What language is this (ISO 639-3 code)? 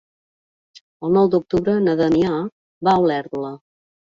cat